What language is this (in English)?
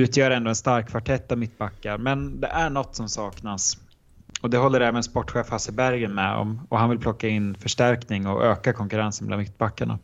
Swedish